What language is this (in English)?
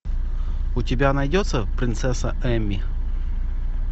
Russian